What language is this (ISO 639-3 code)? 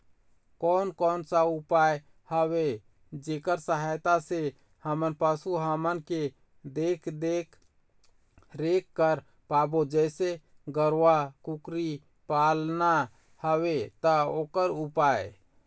hne